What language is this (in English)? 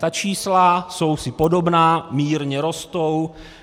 Czech